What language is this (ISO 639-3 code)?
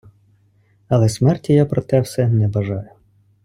ukr